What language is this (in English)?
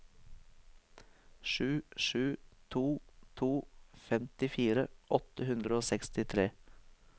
Norwegian